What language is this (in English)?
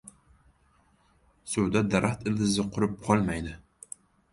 Uzbek